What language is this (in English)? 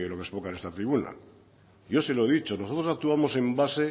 Spanish